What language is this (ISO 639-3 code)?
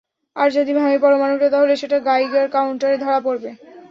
ben